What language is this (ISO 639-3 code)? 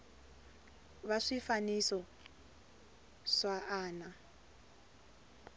tso